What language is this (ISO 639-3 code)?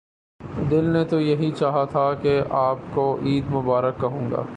urd